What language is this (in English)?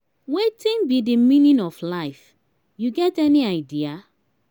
Nigerian Pidgin